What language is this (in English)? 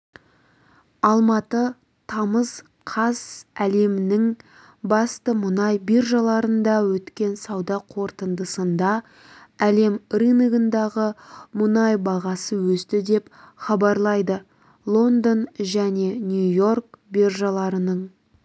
Kazakh